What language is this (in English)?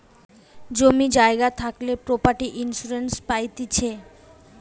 Bangla